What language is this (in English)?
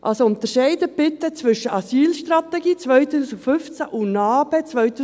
Swiss German